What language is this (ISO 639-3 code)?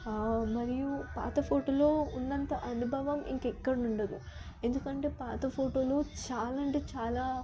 tel